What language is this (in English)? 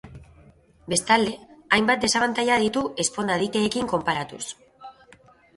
Basque